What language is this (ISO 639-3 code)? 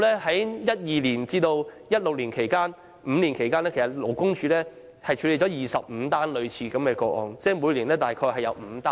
yue